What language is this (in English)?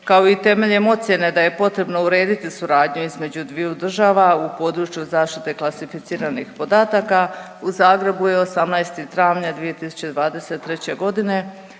Croatian